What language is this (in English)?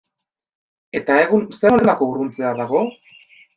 Basque